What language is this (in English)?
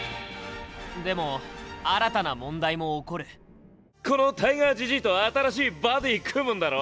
Japanese